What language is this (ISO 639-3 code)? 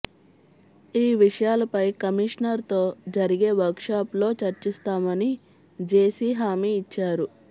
tel